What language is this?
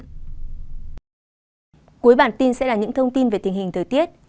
Vietnamese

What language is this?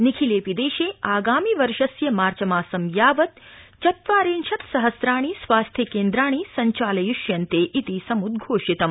Sanskrit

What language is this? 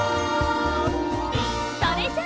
Japanese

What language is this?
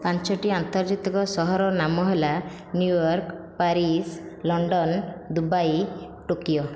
Odia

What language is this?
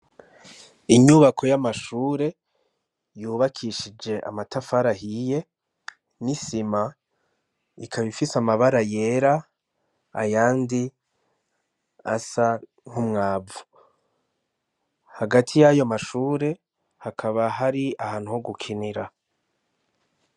Rundi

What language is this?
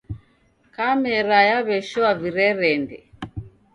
Taita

